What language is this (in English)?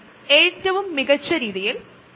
Malayalam